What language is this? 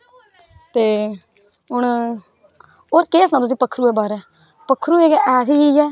Dogri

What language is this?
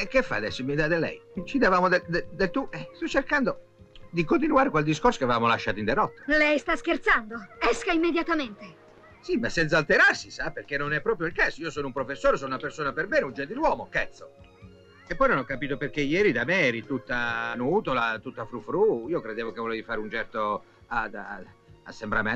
Italian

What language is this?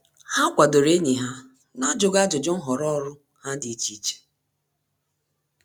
Igbo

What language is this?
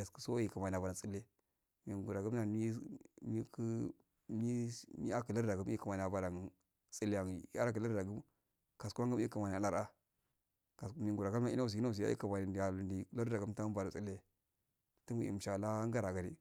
Afade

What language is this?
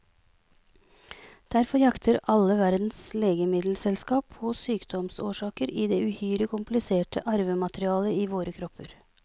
Norwegian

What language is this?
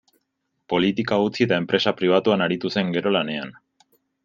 Basque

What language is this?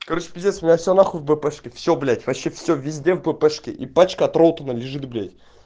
Russian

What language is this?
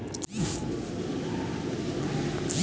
Chhattisgarhi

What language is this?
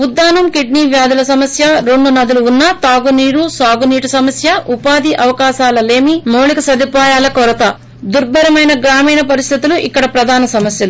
Telugu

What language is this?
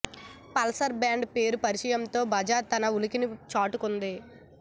Telugu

